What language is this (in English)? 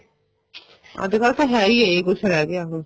Punjabi